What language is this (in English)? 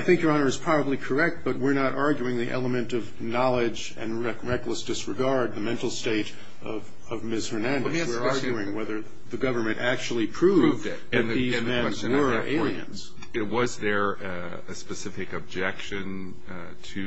English